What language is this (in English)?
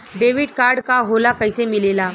Bhojpuri